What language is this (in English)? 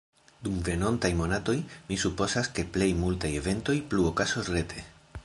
Esperanto